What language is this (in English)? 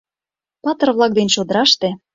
Mari